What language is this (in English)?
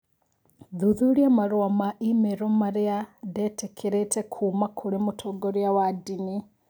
Kikuyu